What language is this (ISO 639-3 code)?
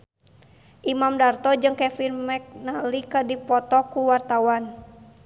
sun